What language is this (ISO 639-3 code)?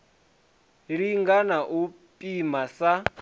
ven